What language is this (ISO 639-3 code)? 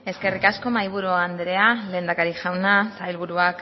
eus